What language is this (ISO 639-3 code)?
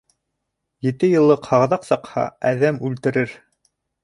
bak